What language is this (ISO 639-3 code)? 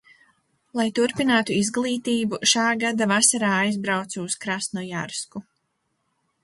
lav